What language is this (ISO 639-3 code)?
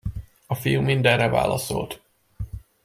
hun